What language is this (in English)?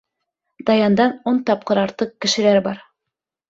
Bashkir